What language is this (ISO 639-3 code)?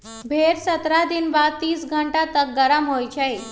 mag